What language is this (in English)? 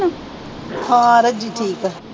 Punjabi